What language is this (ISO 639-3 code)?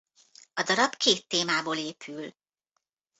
hun